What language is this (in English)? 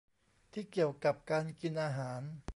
Thai